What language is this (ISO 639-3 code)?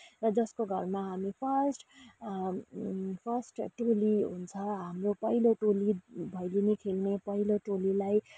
nep